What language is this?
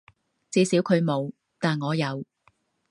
Cantonese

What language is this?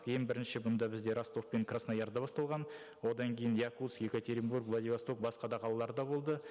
Kazakh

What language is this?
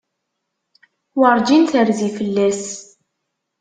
Kabyle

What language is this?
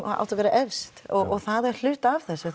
Icelandic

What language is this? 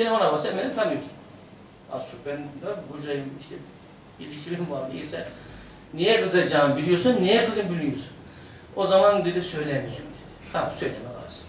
Turkish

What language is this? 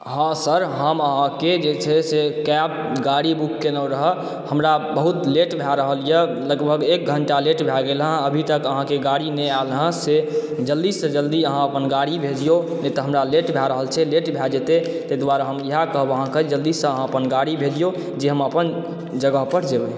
Maithili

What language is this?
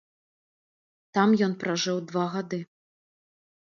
Belarusian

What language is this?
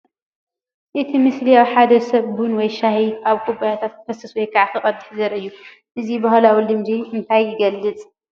Tigrinya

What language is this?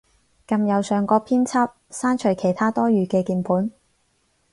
Cantonese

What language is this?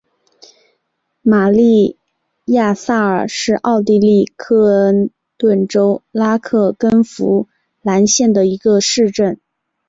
Chinese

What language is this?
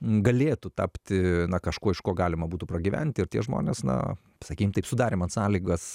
Lithuanian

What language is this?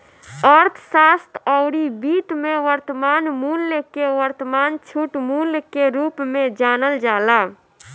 Bhojpuri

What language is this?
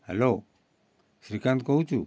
Odia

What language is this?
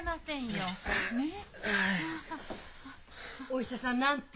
Japanese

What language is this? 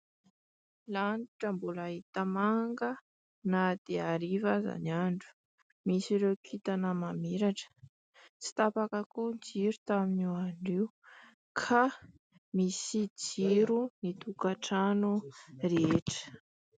Malagasy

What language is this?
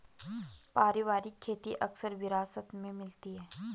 Hindi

